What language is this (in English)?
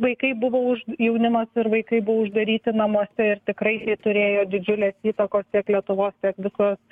Lithuanian